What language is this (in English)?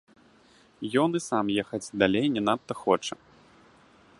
Belarusian